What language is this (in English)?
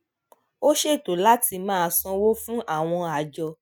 Yoruba